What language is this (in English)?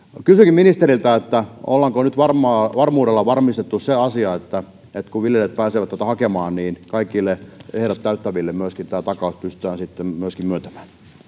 Finnish